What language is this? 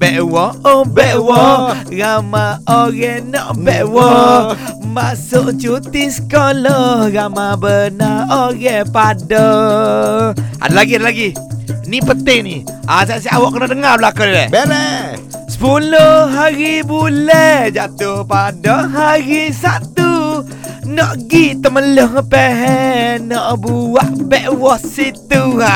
Malay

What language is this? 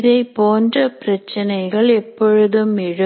Tamil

